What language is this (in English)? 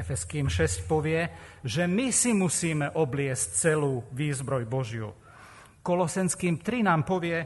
Slovak